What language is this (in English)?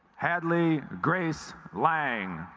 English